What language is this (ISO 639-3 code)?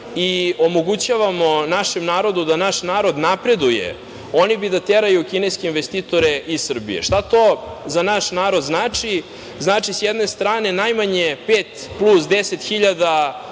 srp